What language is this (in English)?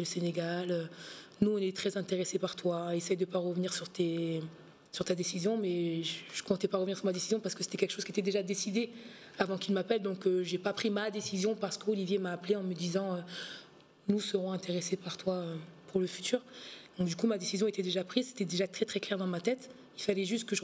French